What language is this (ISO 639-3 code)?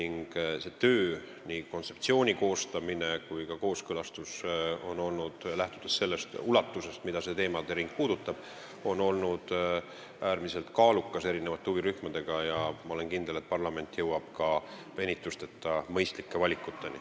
est